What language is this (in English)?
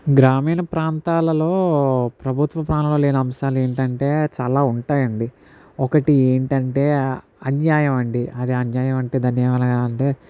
Telugu